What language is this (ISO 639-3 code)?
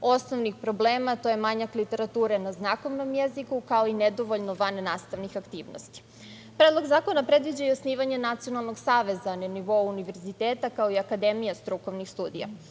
srp